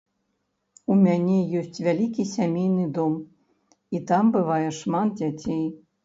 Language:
Belarusian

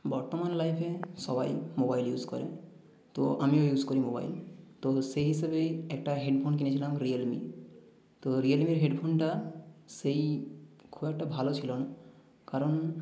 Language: Bangla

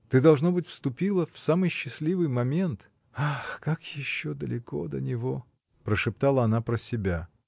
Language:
Russian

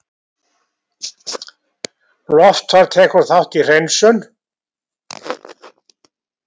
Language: Icelandic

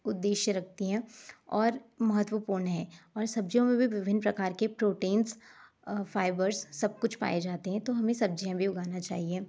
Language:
Hindi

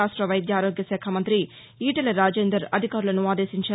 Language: Telugu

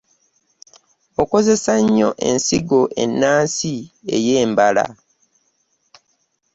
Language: Ganda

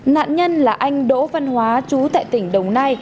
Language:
Vietnamese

